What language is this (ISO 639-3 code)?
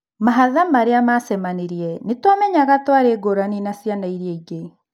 kik